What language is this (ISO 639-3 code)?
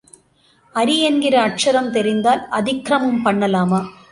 tam